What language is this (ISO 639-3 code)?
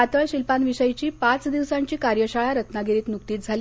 mar